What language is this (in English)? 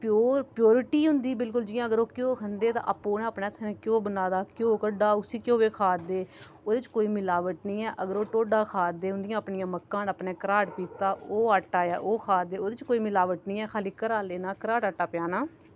Dogri